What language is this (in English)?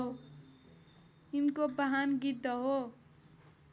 Nepali